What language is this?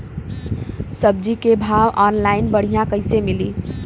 Bhojpuri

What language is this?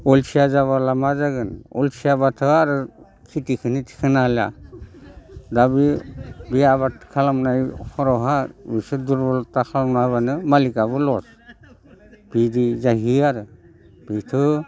Bodo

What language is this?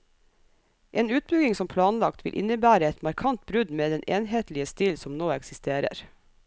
Norwegian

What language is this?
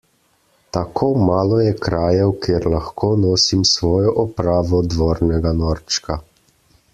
Slovenian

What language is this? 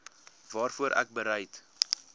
Afrikaans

